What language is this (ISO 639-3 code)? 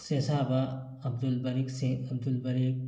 mni